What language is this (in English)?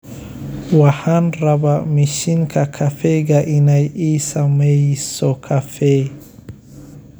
Somali